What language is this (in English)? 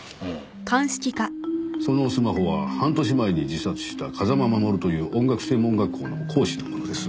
Japanese